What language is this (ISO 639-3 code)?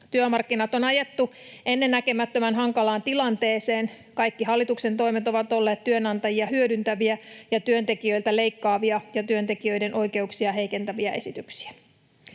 fin